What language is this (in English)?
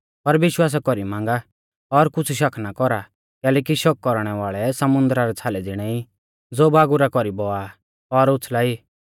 Mahasu Pahari